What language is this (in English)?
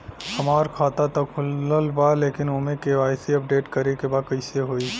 Bhojpuri